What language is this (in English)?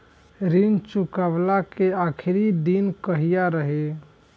Bhojpuri